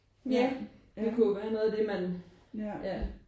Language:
Danish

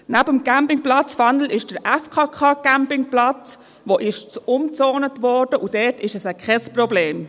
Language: Swiss German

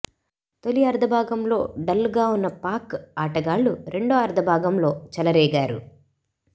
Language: Telugu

